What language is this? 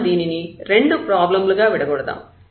Telugu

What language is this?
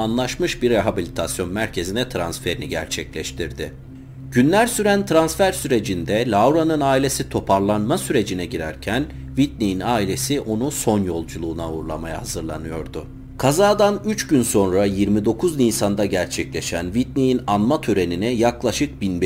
Turkish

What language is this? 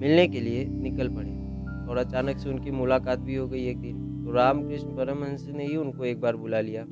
Hindi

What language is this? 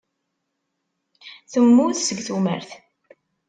Kabyle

